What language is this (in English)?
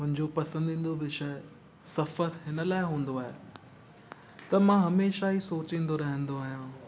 Sindhi